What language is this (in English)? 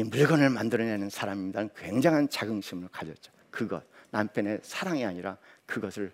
Korean